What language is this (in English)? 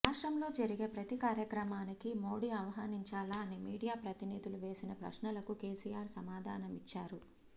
Telugu